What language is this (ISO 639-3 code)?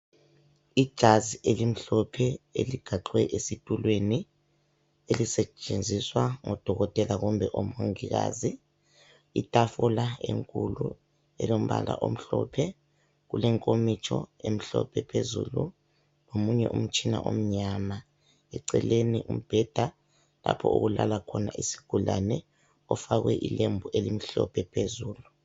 nde